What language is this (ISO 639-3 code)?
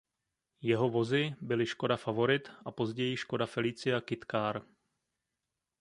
ces